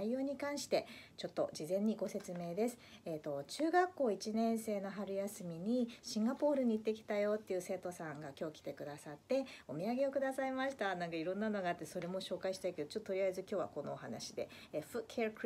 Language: Japanese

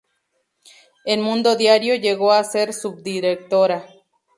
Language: Spanish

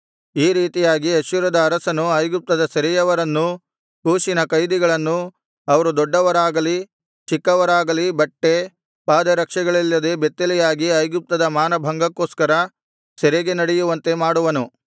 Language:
Kannada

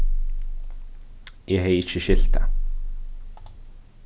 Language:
Faroese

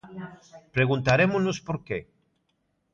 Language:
Galician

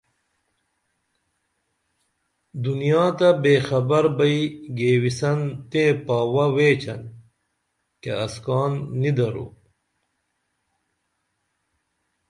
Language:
Dameli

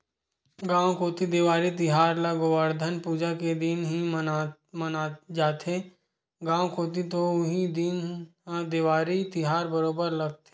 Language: Chhattisgarhi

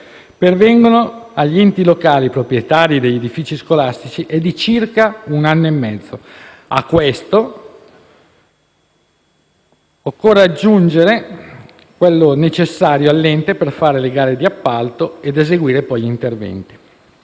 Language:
Italian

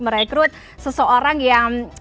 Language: Indonesian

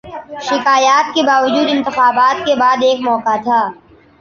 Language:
Urdu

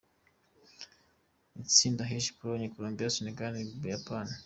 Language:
Kinyarwanda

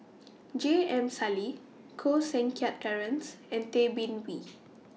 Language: English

